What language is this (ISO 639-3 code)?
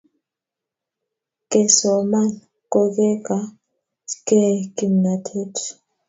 kln